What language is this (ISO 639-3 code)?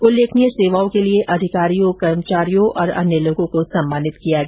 hin